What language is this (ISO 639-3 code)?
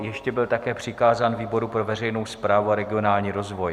ces